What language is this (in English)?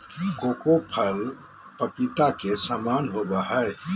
Magahi